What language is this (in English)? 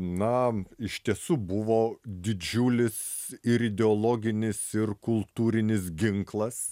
Lithuanian